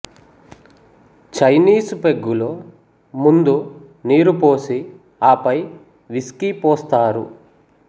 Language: Telugu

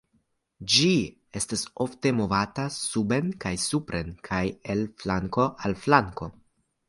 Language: Esperanto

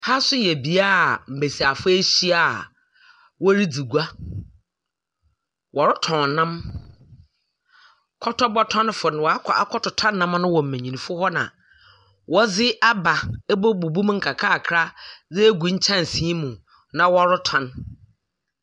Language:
Akan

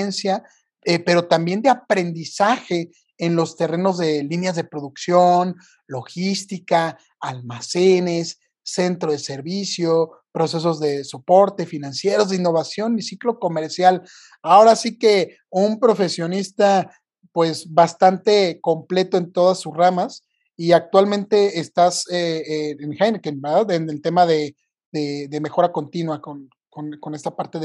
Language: Spanish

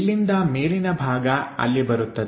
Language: Kannada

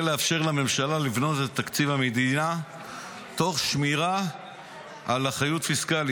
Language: Hebrew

